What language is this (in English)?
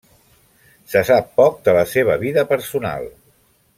Catalan